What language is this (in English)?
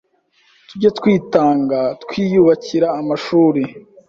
Kinyarwanda